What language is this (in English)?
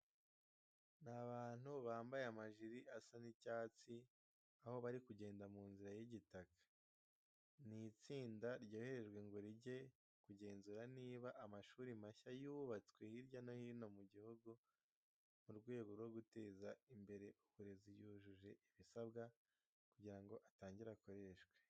Kinyarwanda